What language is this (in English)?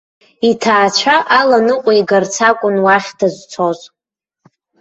Abkhazian